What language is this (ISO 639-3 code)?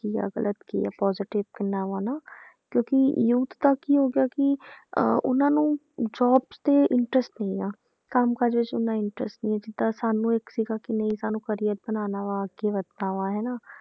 pan